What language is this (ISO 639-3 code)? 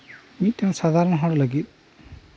sat